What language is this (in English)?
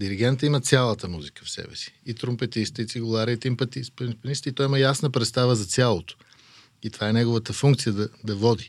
Bulgarian